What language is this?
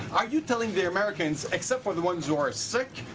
English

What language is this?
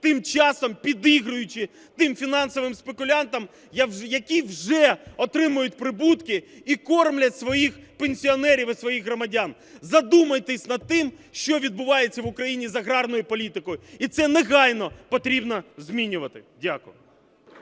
Ukrainian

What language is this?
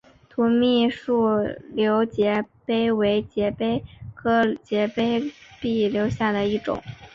Chinese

